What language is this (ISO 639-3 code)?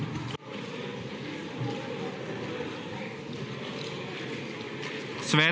slv